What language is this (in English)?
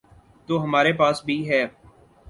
Urdu